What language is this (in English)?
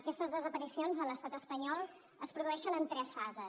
Catalan